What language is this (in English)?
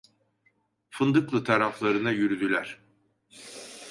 Turkish